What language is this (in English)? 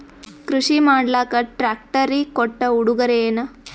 Kannada